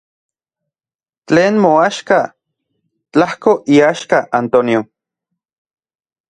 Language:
Central Puebla Nahuatl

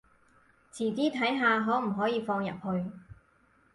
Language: Cantonese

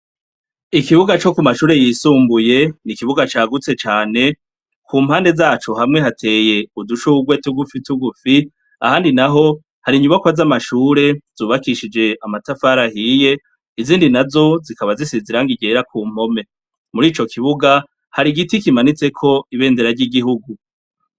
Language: Rundi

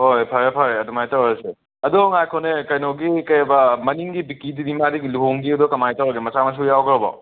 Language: Manipuri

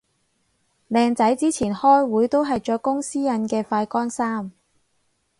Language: Cantonese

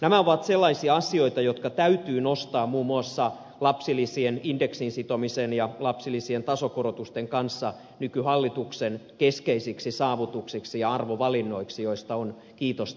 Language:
Finnish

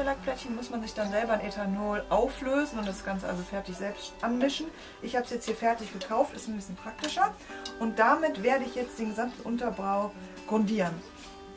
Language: German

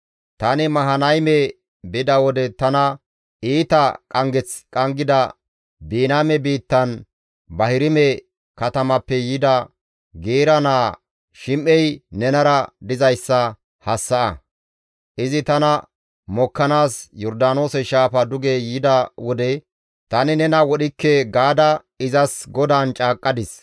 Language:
Gamo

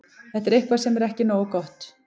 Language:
Icelandic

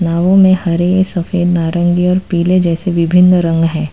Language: Hindi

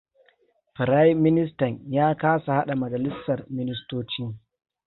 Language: Hausa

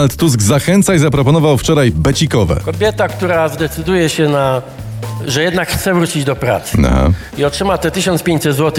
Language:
Polish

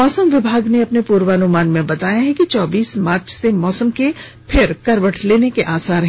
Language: Hindi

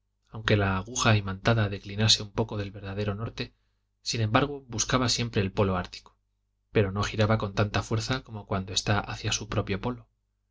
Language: Spanish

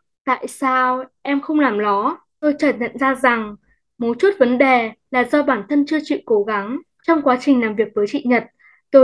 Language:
Vietnamese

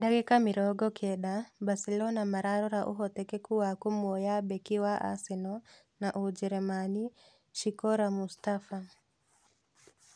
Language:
Kikuyu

